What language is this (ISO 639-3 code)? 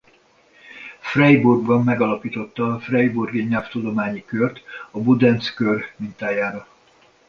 hun